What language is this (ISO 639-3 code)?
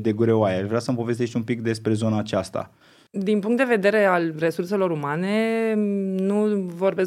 ron